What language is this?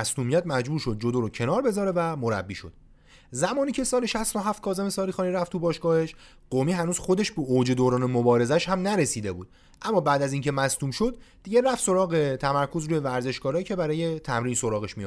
Persian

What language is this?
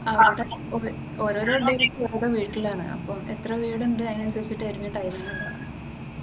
Malayalam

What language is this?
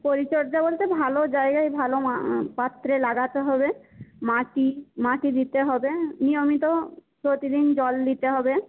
Bangla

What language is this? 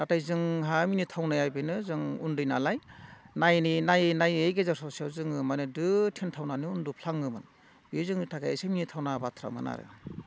Bodo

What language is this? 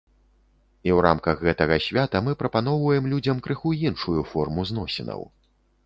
Belarusian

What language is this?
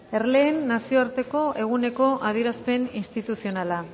Basque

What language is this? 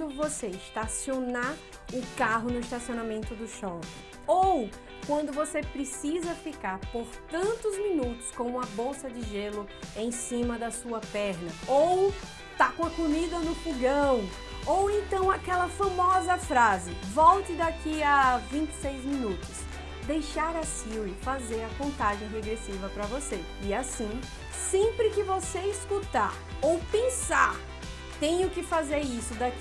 Portuguese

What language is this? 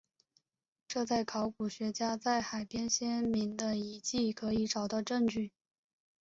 Chinese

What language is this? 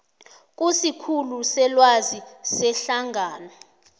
South Ndebele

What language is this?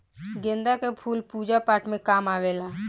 Bhojpuri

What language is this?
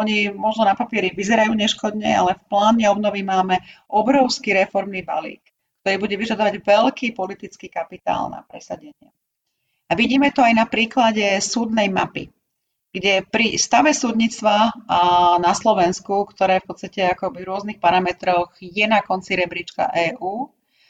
Slovak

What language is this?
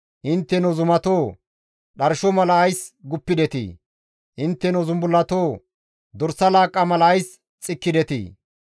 Gamo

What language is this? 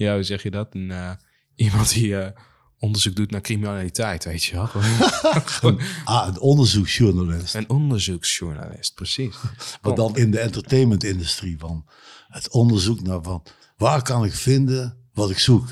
Dutch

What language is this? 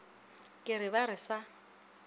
Northern Sotho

